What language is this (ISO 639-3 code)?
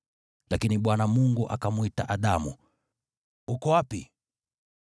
swa